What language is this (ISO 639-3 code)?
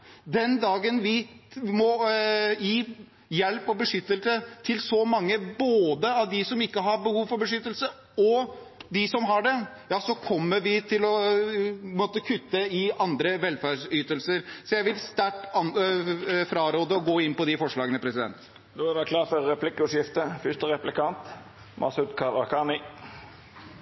nor